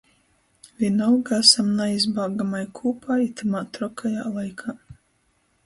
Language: Latgalian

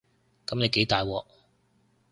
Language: Cantonese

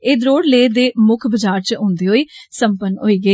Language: Dogri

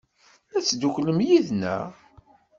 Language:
Kabyle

